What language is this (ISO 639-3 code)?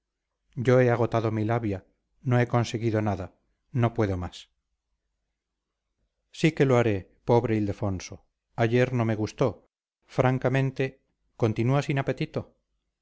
spa